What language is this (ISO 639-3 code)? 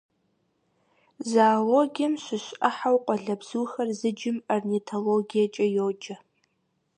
kbd